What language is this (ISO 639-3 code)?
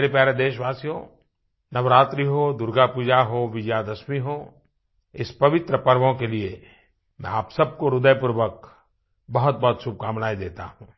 hin